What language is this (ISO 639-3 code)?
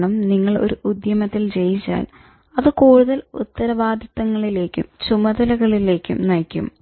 mal